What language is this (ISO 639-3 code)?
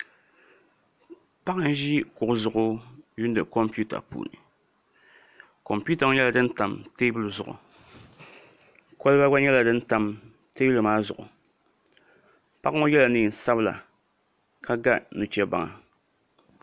dag